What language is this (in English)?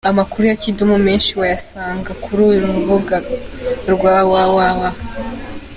Kinyarwanda